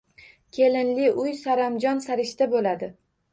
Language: Uzbek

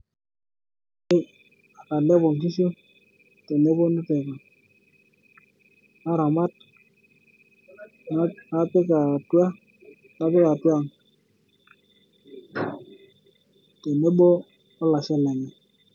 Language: Masai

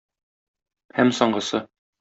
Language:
Tatar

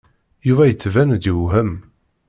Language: Kabyle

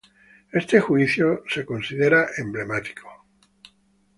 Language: Spanish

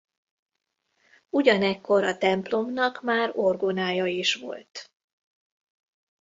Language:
Hungarian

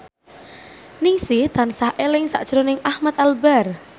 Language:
Javanese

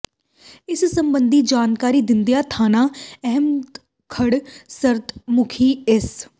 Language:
Punjabi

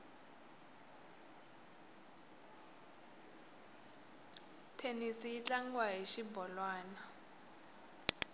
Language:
Tsonga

